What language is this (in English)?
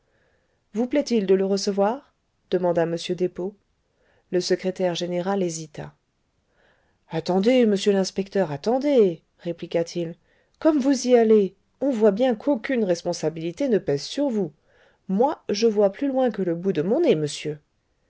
French